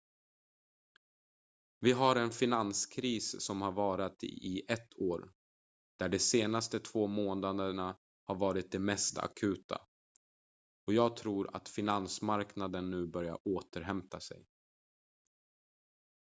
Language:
Swedish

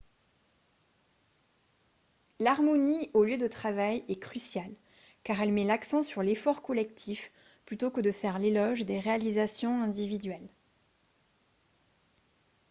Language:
French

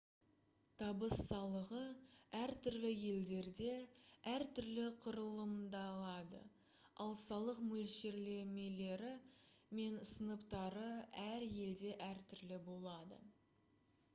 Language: Kazakh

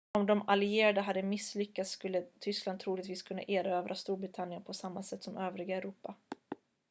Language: Swedish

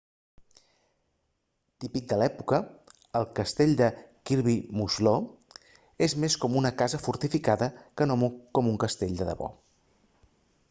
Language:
Catalan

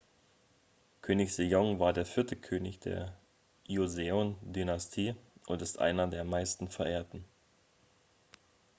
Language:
German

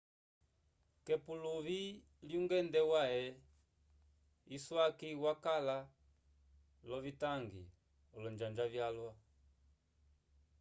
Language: Umbundu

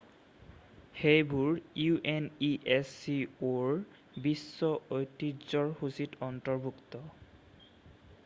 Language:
Assamese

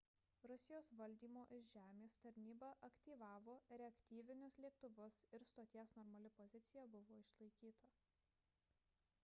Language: Lithuanian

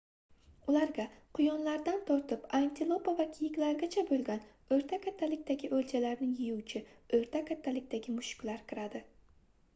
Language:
Uzbek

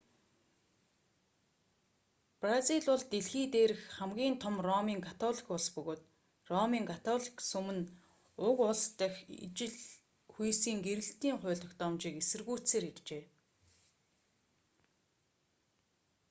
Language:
Mongolian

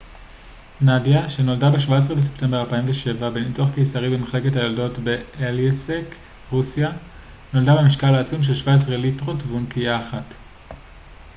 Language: Hebrew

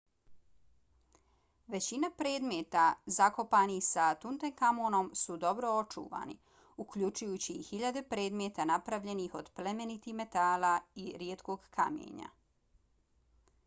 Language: Bosnian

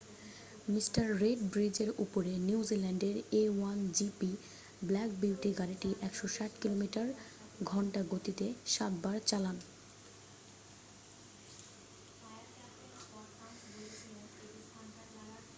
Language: Bangla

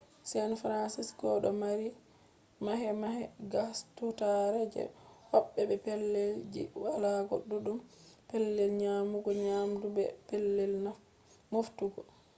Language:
Fula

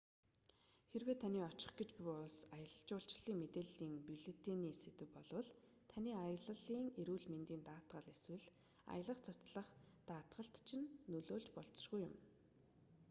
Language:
Mongolian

